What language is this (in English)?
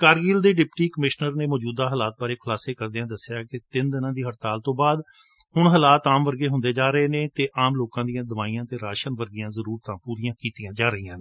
Punjabi